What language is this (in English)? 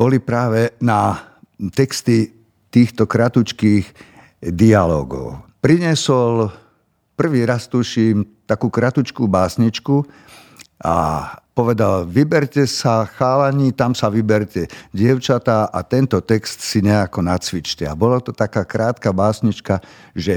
Slovak